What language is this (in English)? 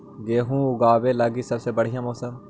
Magahi